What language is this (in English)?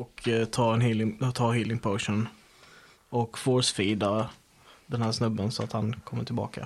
Swedish